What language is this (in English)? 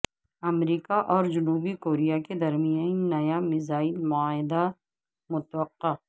Urdu